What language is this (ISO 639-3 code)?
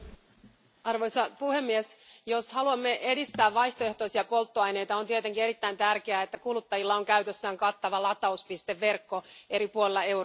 fin